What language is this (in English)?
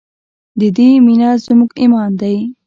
Pashto